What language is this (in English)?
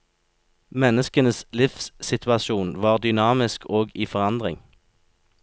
Norwegian